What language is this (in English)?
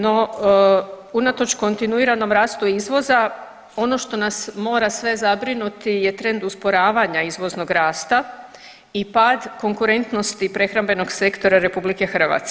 Croatian